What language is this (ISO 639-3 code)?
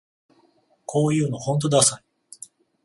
jpn